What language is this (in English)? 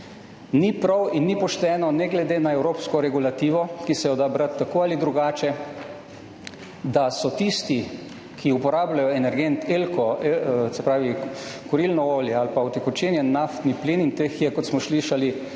Slovenian